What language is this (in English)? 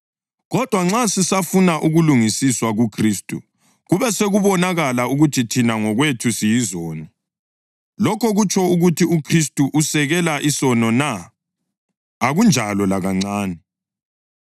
North Ndebele